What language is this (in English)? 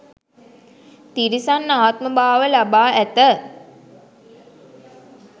Sinhala